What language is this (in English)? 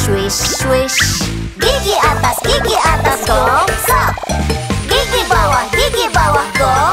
Indonesian